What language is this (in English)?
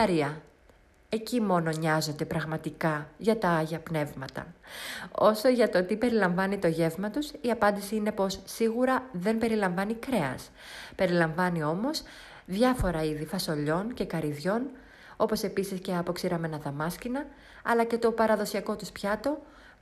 Greek